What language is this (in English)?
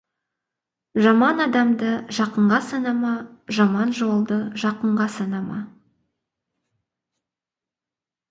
Kazakh